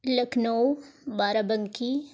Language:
Urdu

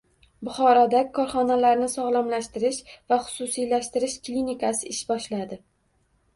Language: Uzbek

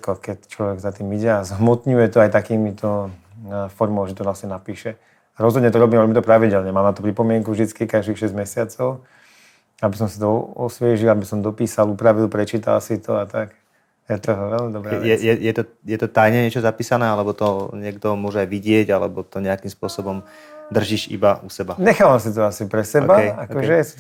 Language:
Czech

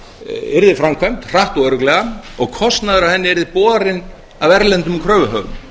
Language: Icelandic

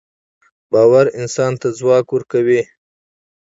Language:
Pashto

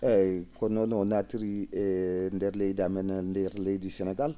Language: Fula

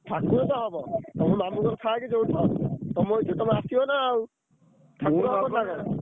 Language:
Odia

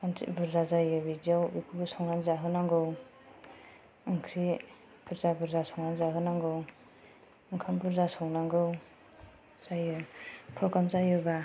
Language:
Bodo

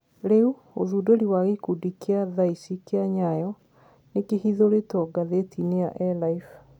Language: Kikuyu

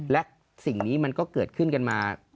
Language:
Thai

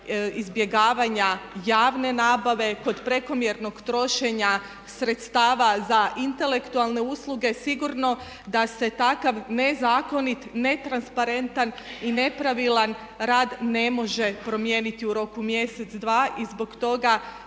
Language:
Croatian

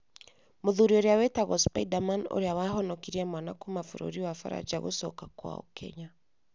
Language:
Kikuyu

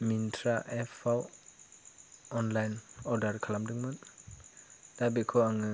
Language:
Bodo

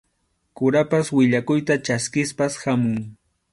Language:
Arequipa-La Unión Quechua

